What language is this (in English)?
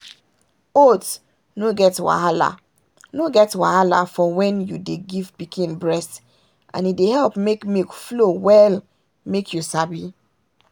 Nigerian Pidgin